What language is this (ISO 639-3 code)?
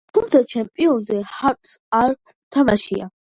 kat